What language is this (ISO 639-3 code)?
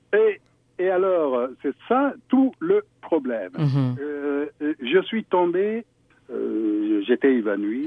fra